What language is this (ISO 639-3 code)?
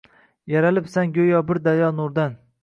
uzb